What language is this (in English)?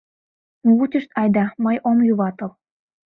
Mari